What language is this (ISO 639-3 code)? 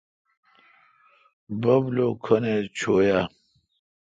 xka